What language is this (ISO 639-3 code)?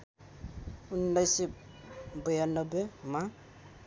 nep